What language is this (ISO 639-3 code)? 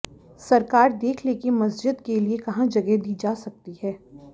hin